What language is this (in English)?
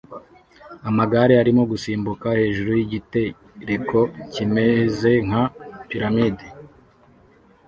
Kinyarwanda